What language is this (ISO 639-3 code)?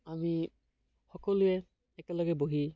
asm